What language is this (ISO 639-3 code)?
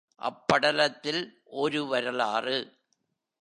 tam